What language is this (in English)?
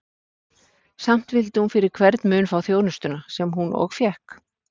Icelandic